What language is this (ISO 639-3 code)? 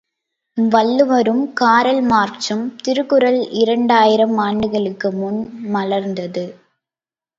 tam